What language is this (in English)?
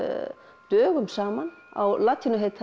Icelandic